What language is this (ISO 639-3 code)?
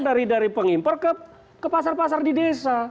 ind